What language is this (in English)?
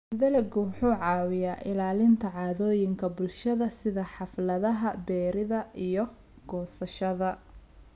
Somali